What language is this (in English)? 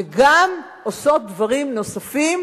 Hebrew